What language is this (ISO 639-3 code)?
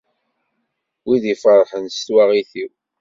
kab